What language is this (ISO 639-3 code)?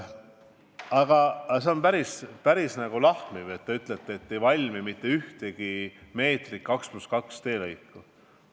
est